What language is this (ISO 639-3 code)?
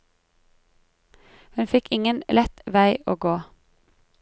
nor